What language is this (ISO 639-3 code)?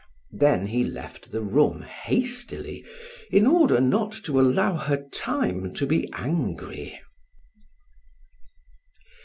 eng